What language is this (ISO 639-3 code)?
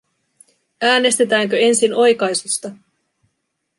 fin